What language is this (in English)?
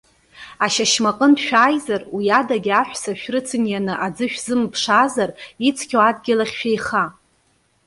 Abkhazian